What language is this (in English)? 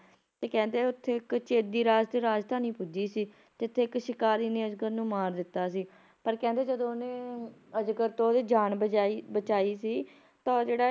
Punjabi